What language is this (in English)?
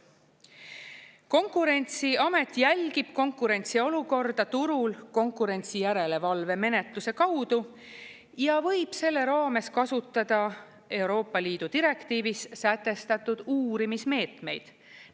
Estonian